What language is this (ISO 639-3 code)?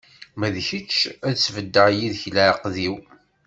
kab